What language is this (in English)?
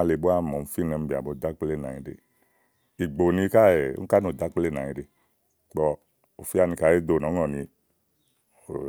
Igo